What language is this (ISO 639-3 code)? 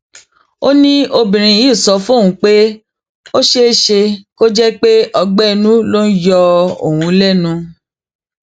yor